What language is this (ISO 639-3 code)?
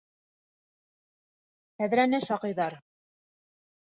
bak